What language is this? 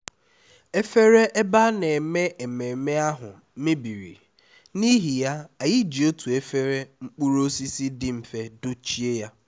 Igbo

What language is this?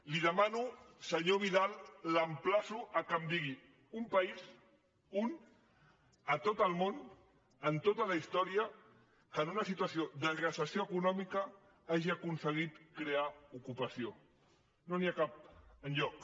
Catalan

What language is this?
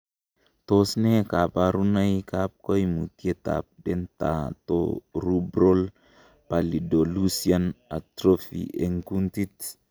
Kalenjin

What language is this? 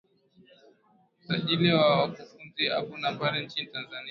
Swahili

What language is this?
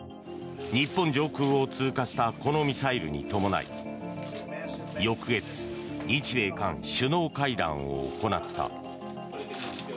Japanese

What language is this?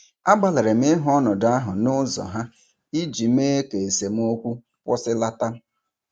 Igbo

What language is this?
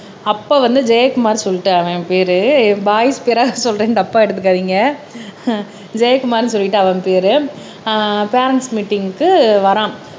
Tamil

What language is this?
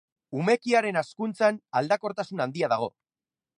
Basque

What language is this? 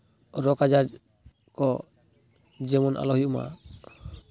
Santali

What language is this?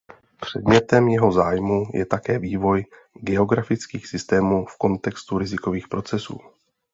Czech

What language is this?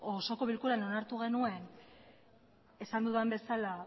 Basque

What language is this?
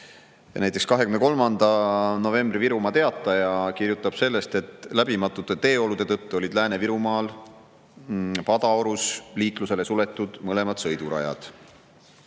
Estonian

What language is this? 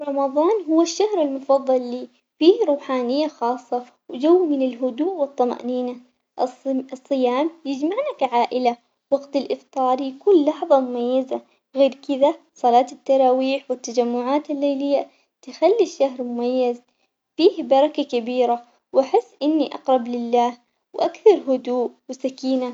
Omani Arabic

